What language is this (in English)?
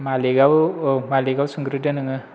Bodo